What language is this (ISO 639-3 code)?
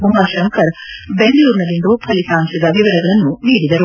kan